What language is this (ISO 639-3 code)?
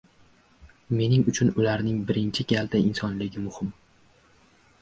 uzb